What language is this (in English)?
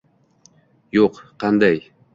Uzbek